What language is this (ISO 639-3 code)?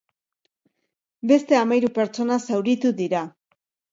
eus